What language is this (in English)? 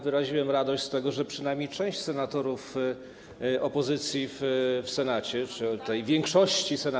Polish